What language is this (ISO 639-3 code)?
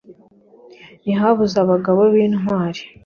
kin